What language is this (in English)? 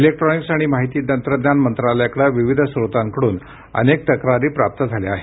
Marathi